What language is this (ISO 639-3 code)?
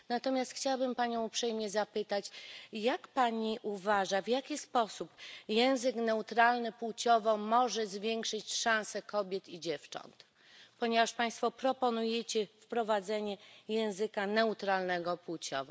pol